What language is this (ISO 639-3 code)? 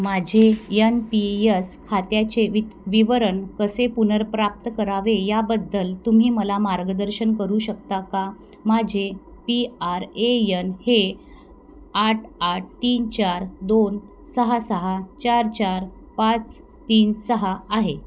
mar